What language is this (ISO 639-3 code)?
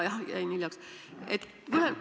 est